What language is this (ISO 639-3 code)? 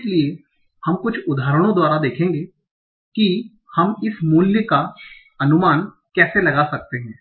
hin